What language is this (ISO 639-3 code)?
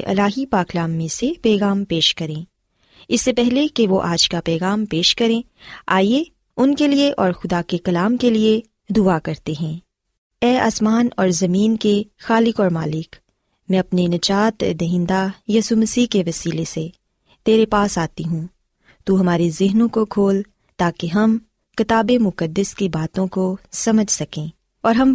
urd